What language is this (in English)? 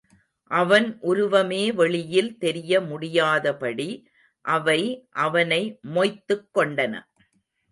Tamil